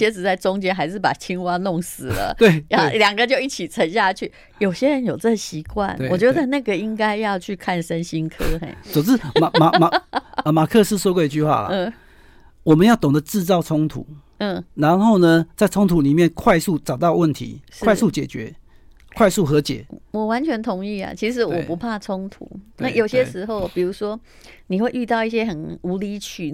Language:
Chinese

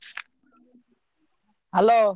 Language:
Odia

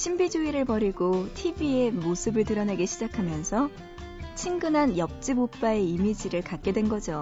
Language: Korean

